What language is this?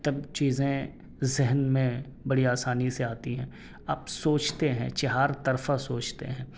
Urdu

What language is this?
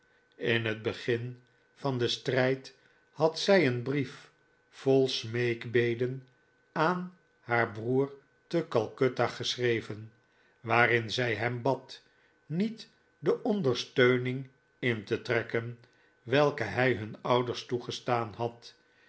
Dutch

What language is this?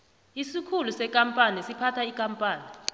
South Ndebele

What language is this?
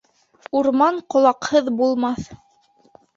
Bashkir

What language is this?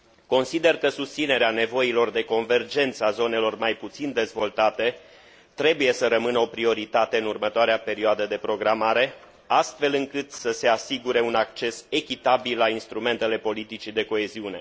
Romanian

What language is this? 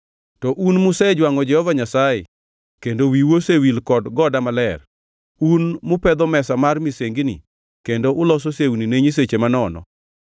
Luo (Kenya and Tanzania)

